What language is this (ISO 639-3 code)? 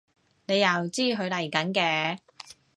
yue